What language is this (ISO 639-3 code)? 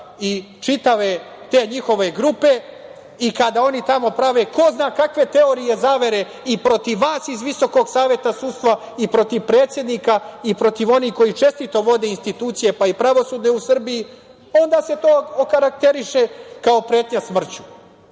srp